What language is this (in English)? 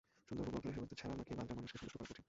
Bangla